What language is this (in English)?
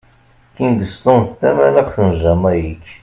Kabyle